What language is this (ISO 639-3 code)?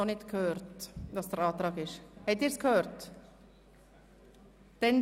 gsw